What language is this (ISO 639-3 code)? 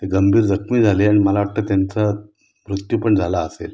mar